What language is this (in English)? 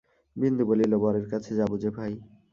Bangla